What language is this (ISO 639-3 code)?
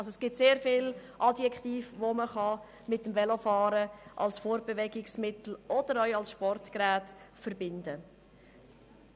gsw